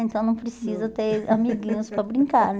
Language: Portuguese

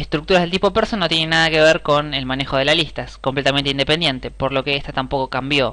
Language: Spanish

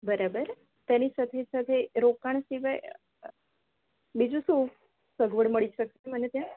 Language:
Gujarati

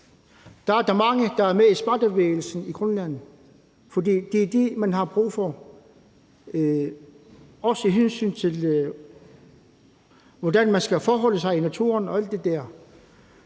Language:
Danish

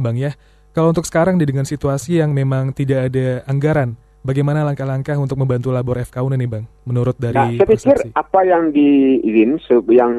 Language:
Indonesian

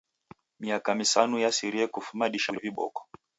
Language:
Taita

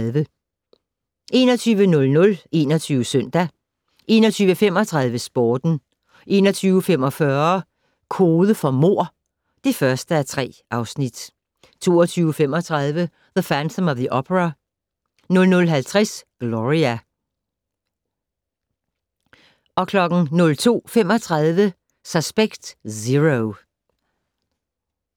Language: Danish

